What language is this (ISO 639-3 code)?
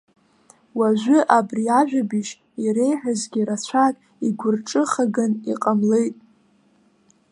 abk